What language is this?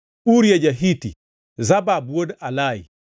Luo (Kenya and Tanzania)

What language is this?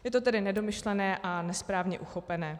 Czech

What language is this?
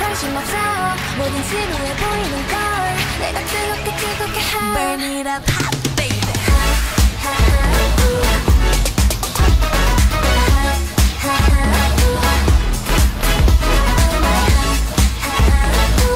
Korean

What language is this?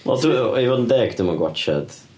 Welsh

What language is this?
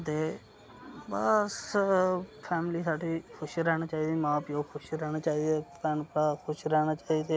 Dogri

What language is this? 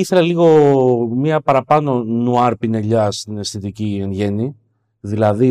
Greek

